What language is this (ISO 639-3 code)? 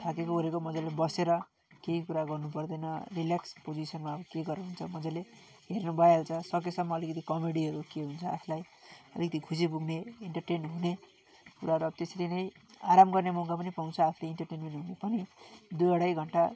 nep